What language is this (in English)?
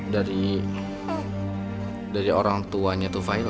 Indonesian